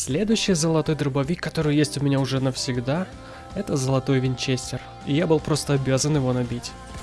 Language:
Russian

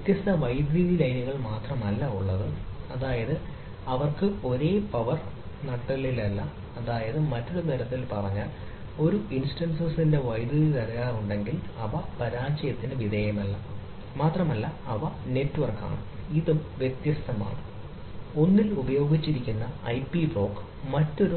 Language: Malayalam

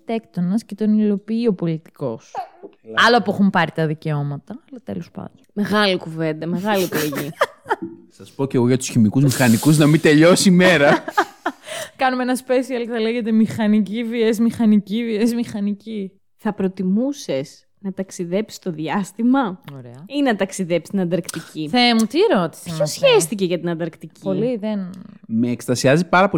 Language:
Greek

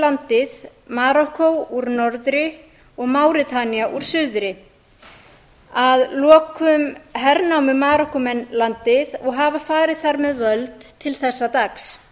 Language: Icelandic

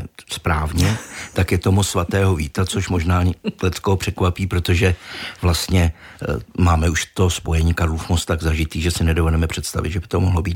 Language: Czech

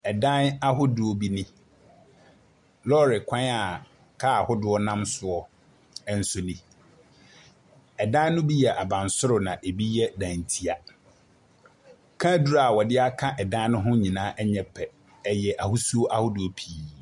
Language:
Akan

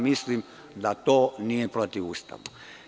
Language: Serbian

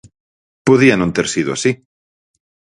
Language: Galician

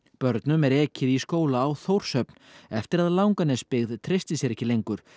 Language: Icelandic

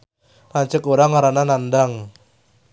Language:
Sundanese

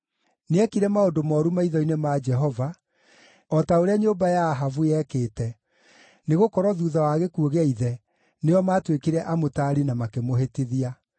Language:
Kikuyu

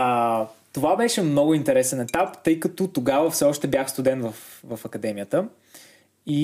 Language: Bulgarian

